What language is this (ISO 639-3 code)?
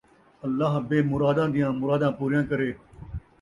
skr